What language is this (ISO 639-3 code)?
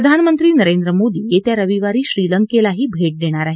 mar